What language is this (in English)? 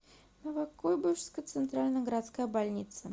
Russian